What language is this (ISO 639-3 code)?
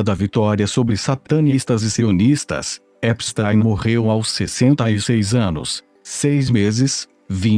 por